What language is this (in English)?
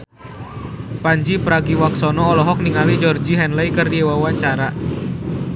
Sundanese